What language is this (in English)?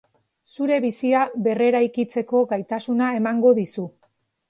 Basque